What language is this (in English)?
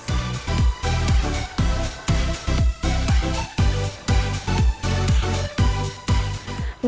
Indonesian